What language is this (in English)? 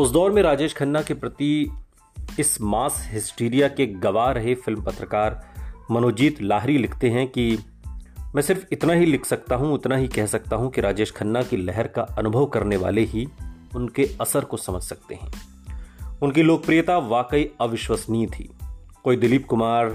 Hindi